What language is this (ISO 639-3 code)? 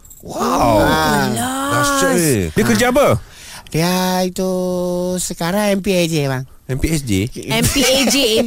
msa